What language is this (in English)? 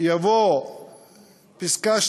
Hebrew